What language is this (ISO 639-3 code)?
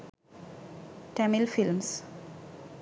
sin